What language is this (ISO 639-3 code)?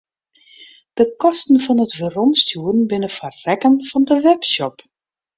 fry